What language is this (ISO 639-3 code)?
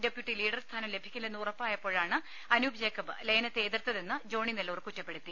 mal